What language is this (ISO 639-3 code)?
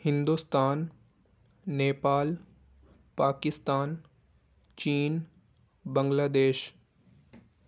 urd